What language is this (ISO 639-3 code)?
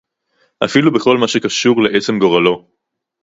heb